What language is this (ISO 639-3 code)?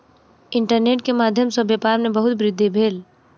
mai